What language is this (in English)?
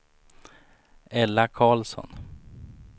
Swedish